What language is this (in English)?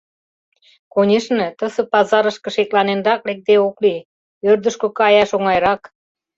Mari